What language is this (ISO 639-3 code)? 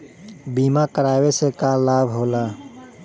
bho